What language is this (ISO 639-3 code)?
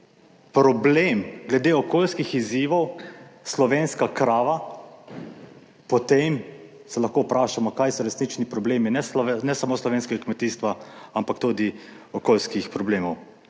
slv